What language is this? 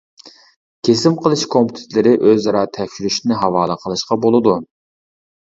Uyghur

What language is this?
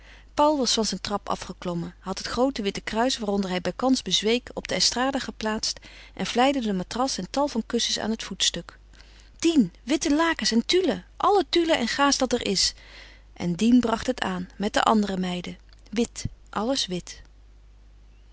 Dutch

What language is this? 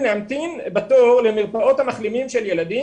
Hebrew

